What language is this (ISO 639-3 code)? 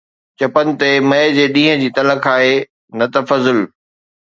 snd